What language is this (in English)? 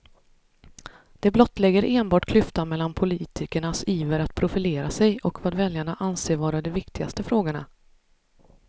Swedish